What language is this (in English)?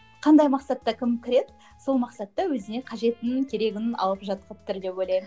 Kazakh